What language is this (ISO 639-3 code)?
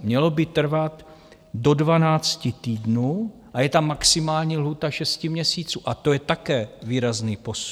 ces